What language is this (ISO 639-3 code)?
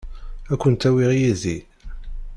kab